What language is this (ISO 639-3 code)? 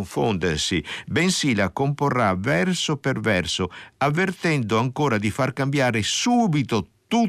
ita